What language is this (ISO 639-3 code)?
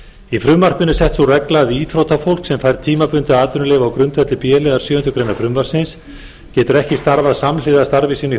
isl